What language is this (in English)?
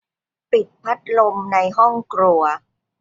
Thai